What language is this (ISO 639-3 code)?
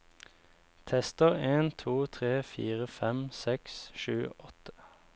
nor